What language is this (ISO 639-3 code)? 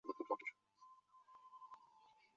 zho